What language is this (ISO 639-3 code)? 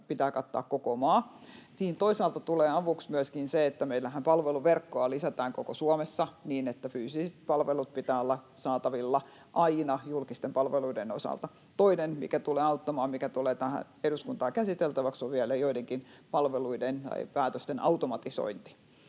fin